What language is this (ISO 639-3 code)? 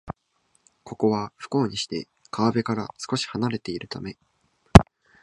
jpn